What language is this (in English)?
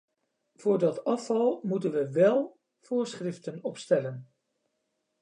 Dutch